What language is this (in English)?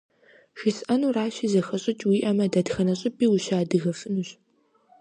Kabardian